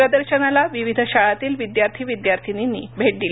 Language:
Marathi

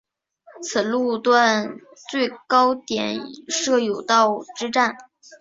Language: Chinese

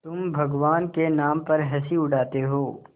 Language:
Hindi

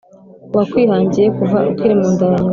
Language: Kinyarwanda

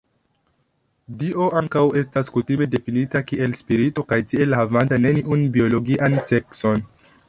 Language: Esperanto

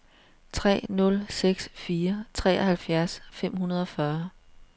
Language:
Danish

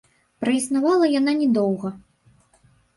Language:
Belarusian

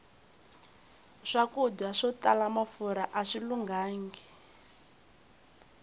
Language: Tsonga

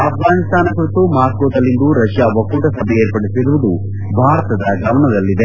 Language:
Kannada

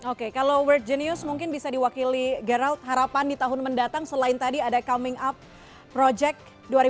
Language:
Indonesian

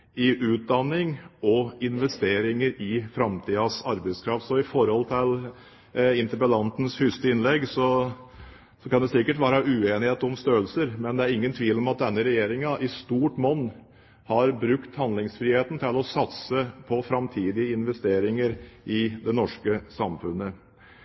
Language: Norwegian Bokmål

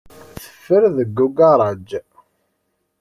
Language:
Kabyle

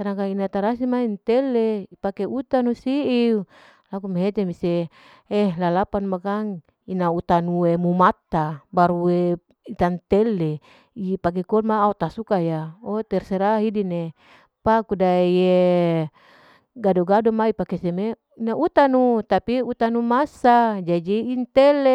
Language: Larike-Wakasihu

